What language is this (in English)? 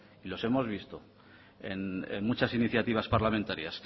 Spanish